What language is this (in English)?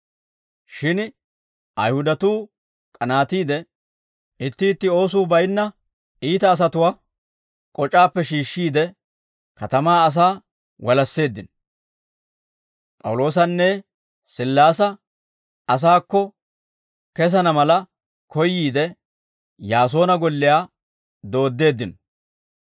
Dawro